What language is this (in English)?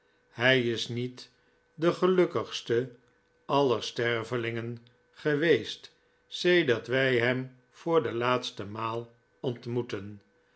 Dutch